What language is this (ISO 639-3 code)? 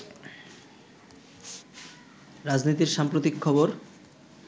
ben